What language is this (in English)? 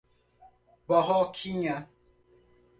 Portuguese